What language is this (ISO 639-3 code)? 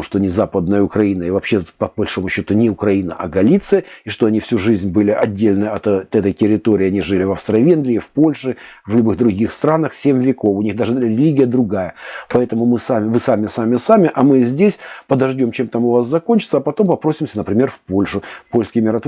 rus